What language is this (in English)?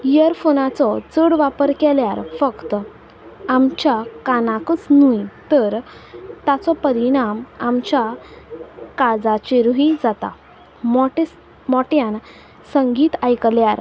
Konkani